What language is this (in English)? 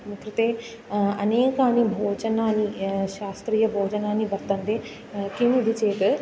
Sanskrit